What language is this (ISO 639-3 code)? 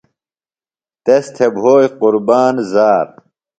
phl